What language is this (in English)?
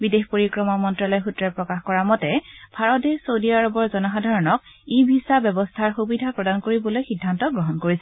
Assamese